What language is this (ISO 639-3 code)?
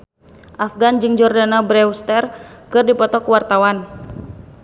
sun